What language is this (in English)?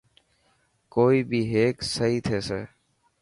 Dhatki